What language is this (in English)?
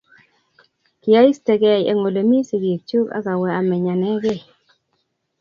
Kalenjin